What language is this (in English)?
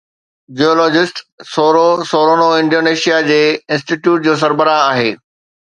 Sindhi